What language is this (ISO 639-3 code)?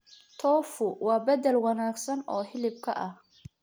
som